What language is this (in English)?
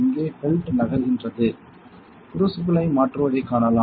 Tamil